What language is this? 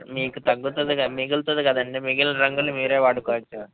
Telugu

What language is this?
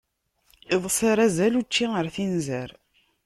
Kabyle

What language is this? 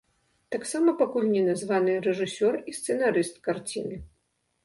Belarusian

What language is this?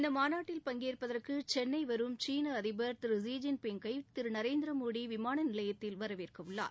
Tamil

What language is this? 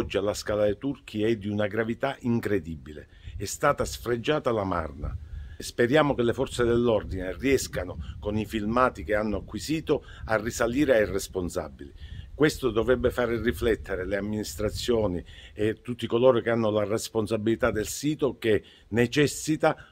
Italian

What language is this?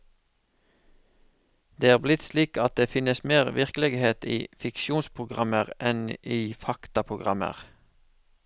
Norwegian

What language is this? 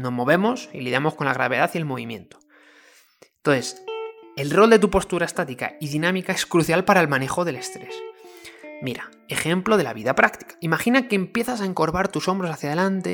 Spanish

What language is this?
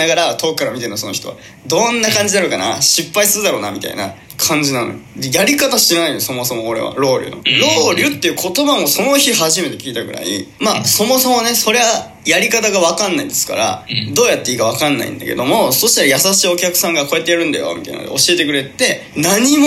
Japanese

